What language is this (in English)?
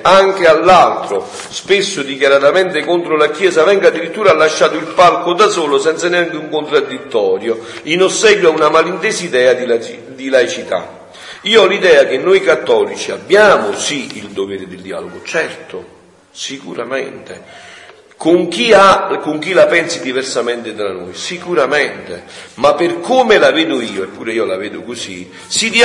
Italian